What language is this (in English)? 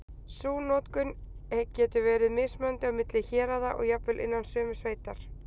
Icelandic